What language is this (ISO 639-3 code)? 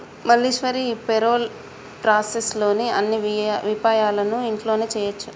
tel